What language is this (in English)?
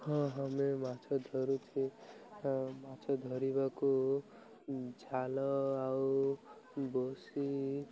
Odia